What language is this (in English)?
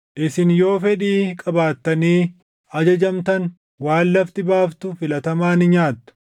Oromo